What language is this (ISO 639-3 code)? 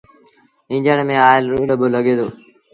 sbn